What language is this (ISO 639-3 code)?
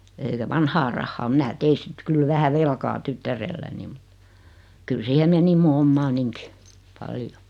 fin